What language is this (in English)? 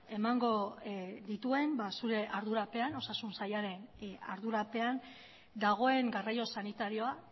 Basque